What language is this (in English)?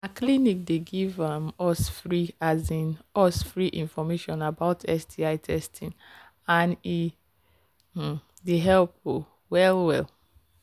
Nigerian Pidgin